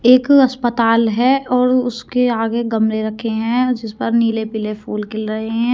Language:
Hindi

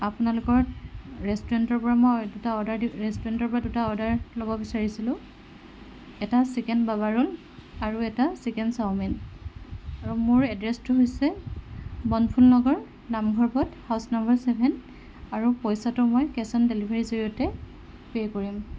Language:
Assamese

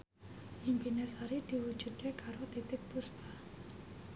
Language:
Javanese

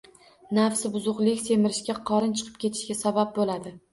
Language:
Uzbek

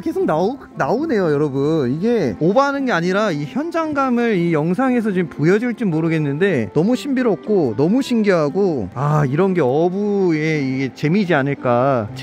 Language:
Korean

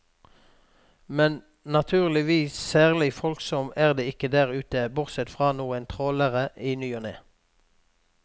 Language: Norwegian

